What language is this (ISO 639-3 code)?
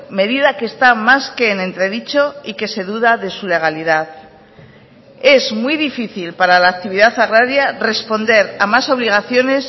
spa